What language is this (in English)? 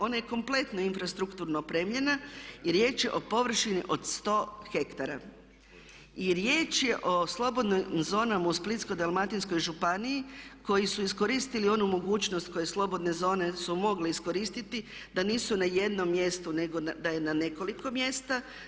Croatian